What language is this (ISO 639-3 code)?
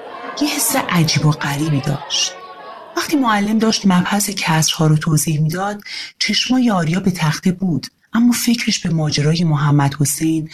fas